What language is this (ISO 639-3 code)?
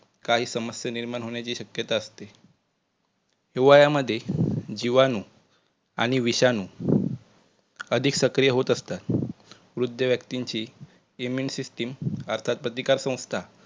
mar